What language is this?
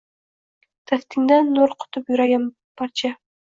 Uzbek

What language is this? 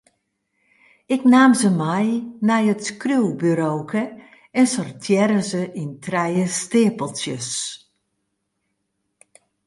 Western Frisian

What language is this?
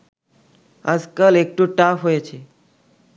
Bangla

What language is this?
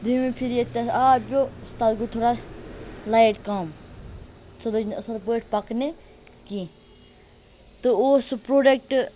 Kashmiri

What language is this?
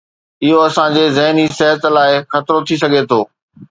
Sindhi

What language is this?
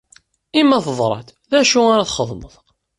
Kabyle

